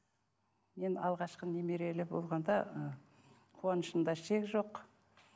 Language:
Kazakh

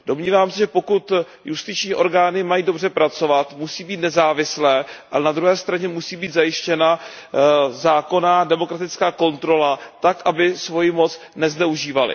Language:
Czech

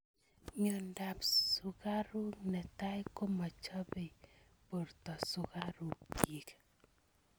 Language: Kalenjin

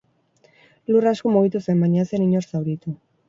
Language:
Basque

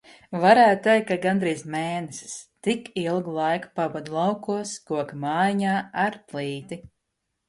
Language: Latvian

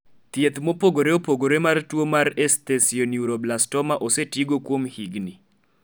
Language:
Luo (Kenya and Tanzania)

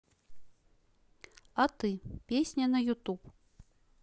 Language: Russian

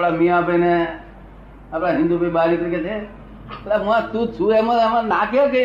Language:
Gujarati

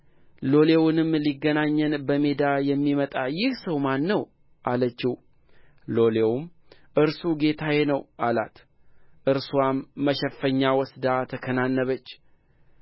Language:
Amharic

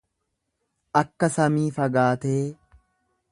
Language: Oromo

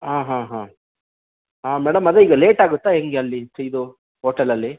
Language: Kannada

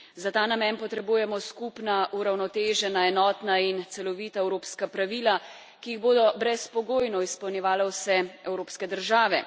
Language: Slovenian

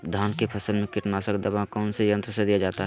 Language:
Magahi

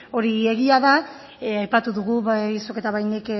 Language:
Basque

